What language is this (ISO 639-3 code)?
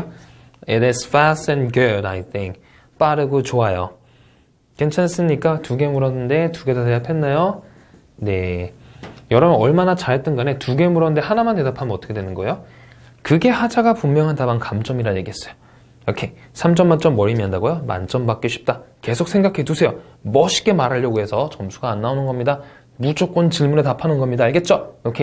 kor